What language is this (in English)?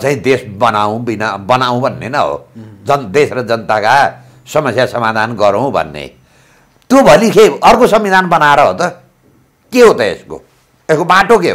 Indonesian